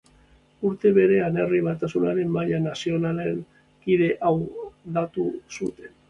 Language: Basque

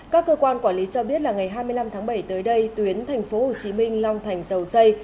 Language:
Vietnamese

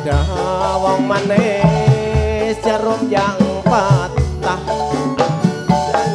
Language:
Thai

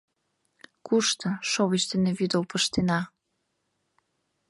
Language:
Mari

